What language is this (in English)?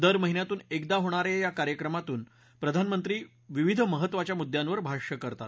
Marathi